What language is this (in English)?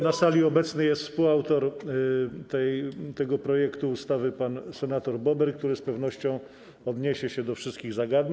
Polish